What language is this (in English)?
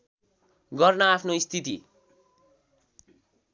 Nepali